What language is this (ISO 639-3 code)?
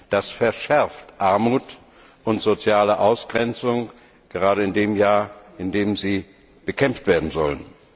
deu